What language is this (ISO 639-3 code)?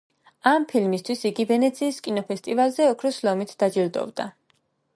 kat